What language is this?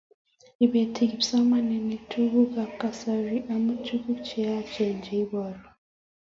Kalenjin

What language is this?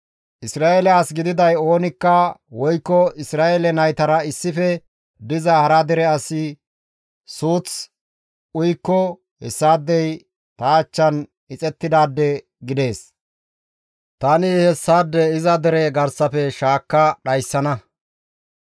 Gamo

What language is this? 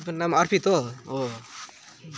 Nepali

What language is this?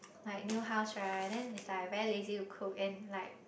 English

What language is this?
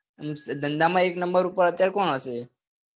Gujarati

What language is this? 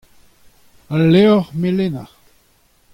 Breton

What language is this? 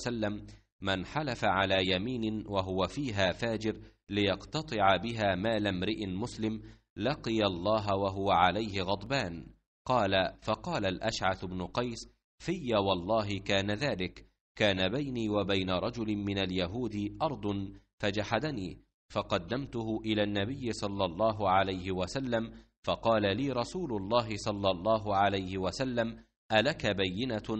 Arabic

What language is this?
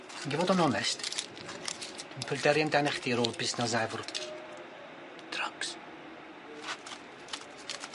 Welsh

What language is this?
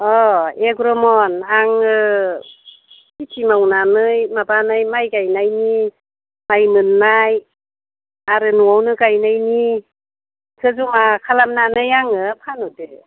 Bodo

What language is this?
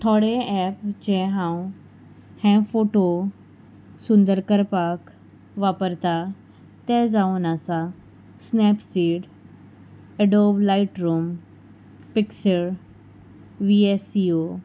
Konkani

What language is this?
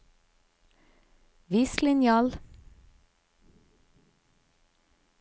Norwegian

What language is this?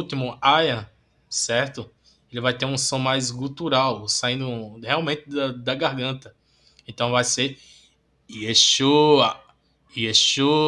Portuguese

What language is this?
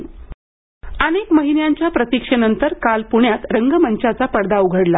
Marathi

